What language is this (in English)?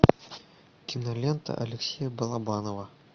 Russian